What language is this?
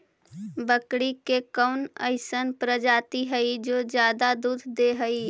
Magahi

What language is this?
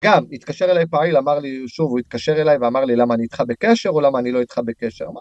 Hebrew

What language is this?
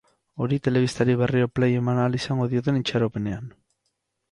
Basque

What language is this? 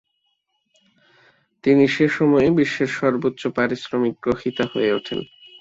Bangla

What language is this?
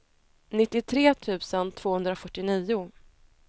Swedish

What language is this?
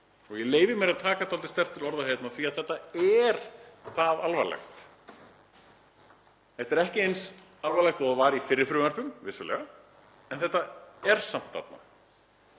Icelandic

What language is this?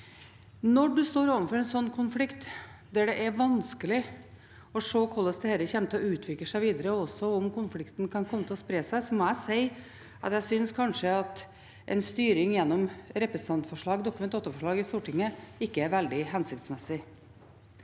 Norwegian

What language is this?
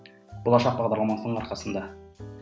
Kazakh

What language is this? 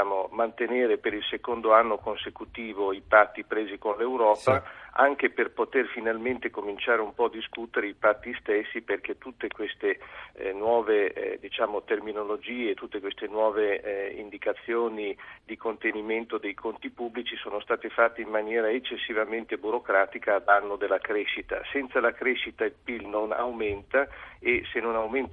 Italian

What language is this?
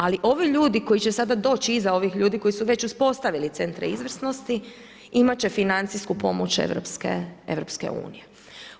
Croatian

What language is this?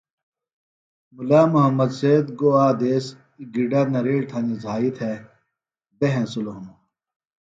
Phalura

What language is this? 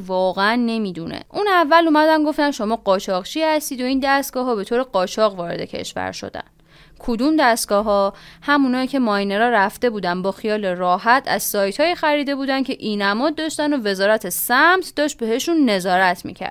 Persian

